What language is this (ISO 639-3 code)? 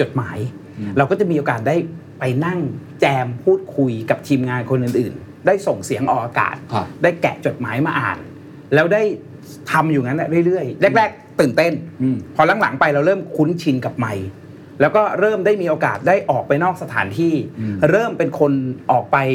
tha